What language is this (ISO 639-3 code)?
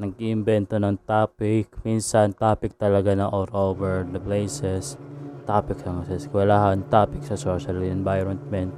fil